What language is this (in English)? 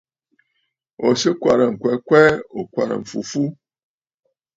Bafut